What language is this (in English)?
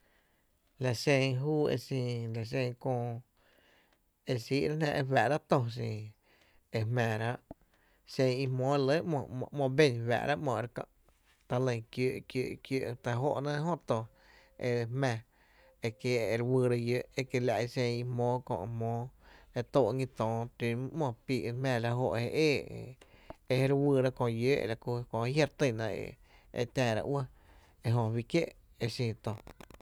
Tepinapa Chinantec